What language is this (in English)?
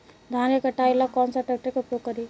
Bhojpuri